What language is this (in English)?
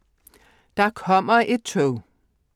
Danish